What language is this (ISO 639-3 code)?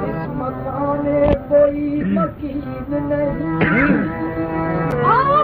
ara